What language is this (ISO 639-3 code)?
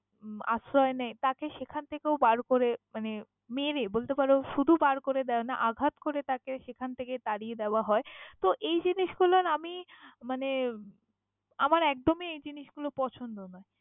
ben